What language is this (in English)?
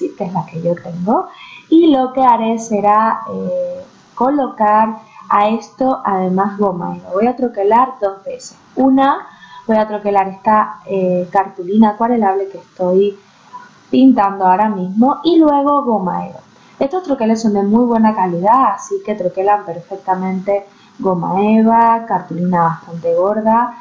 Spanish